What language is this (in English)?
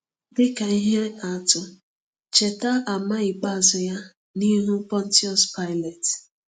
Igbo